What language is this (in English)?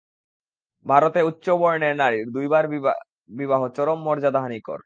Bangla